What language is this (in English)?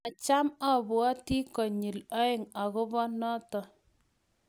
Kalenjin